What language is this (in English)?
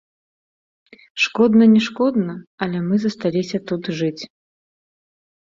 Belarusian